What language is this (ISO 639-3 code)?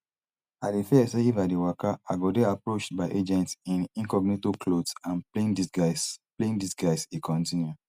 pcm